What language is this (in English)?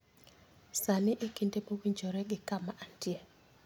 Luo (Kenya and Tanzania)